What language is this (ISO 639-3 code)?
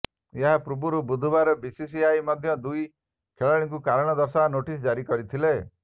ori